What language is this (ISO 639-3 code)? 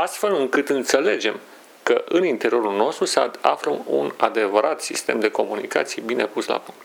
ron